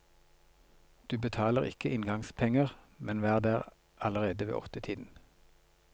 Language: Norwegian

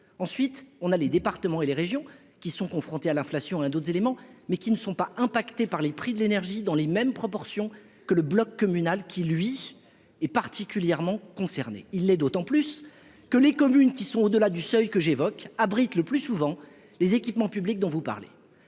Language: French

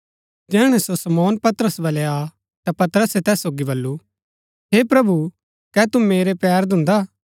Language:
Gaddi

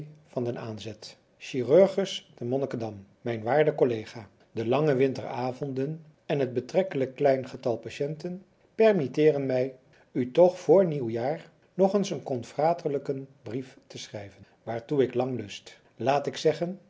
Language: Dutch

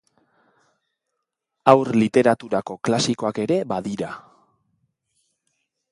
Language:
Basque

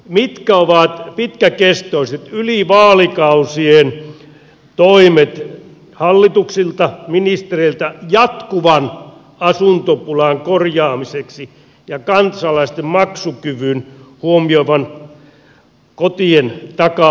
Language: Finnish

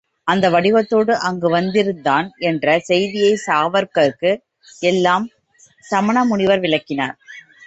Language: Tamil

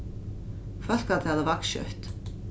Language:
Faroese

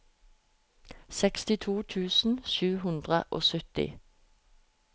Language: Norwegian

